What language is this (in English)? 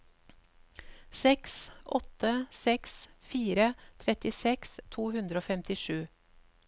Norwegian